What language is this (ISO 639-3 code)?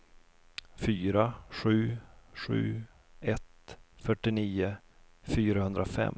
swe